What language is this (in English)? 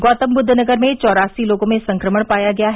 Hindi